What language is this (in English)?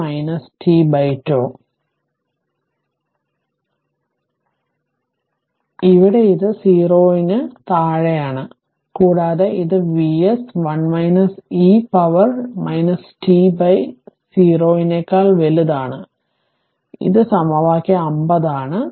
Malayalam